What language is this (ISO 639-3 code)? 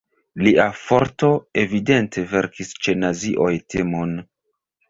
epo